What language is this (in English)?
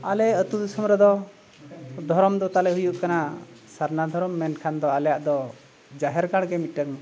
Santali